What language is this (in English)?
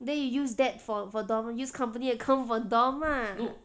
English